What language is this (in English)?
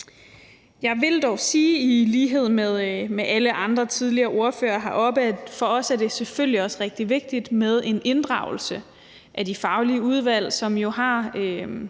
Danish